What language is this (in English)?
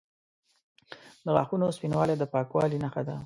Pashto